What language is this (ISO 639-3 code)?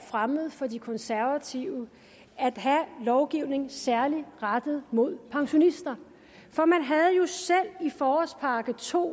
dan